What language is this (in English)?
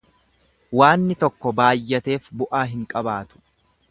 Oromo